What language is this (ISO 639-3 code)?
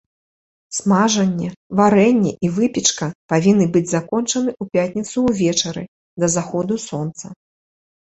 bel